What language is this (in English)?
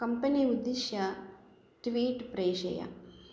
Sanskrit